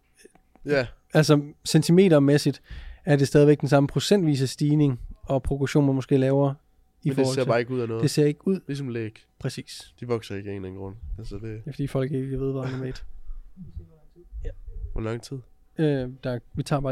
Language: Danish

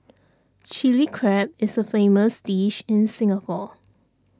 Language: English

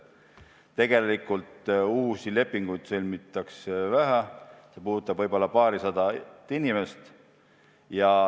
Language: Estonian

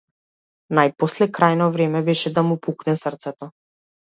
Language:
Macedonian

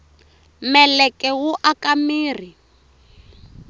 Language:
Tsonga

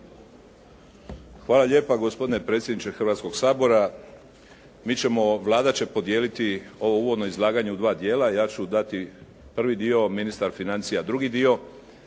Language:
Croatian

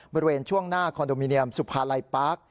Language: Thai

